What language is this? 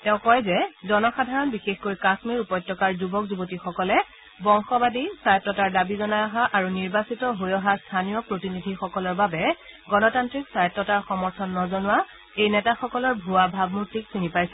Assamese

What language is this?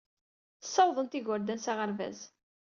Kabyle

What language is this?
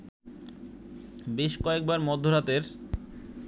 Bangla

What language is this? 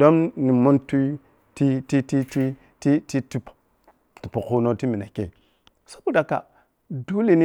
Piya-Kwonci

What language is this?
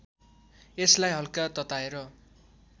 Nepali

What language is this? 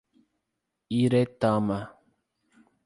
Portuguese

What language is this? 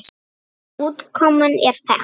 Icelandic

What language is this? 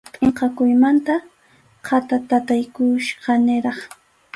Arequipa-La Unión Quechua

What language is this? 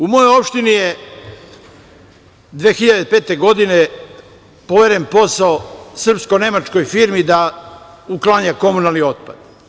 Serbian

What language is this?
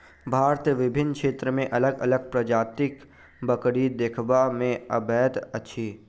Maithili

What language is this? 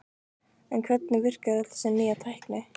Icelandic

